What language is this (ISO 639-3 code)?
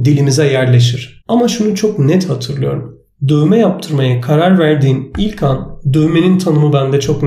tur